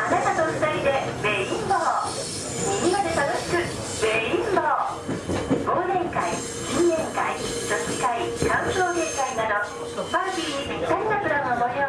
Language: Japanese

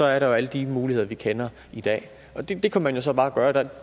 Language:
Danish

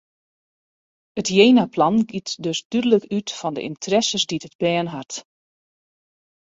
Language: Western Frisian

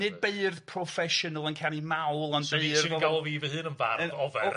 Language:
Welsh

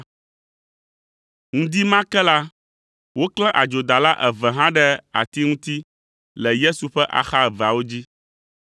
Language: Ewe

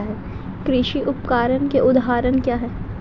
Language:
Hindi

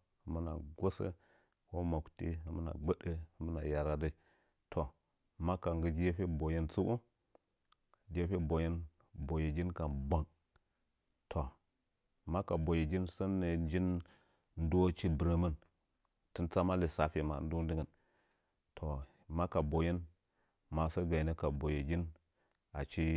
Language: Nzanyi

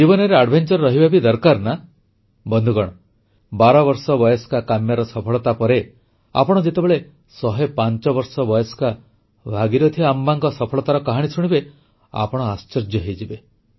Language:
Odia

